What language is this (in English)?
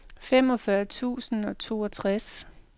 Danish